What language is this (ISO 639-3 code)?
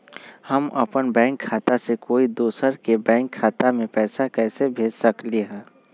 mag